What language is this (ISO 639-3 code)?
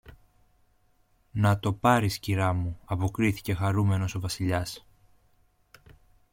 ell